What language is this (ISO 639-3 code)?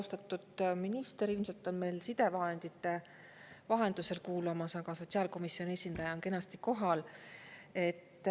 est